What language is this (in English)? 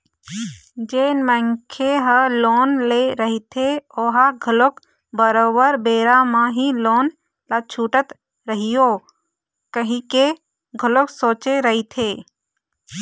Chhattisgarhi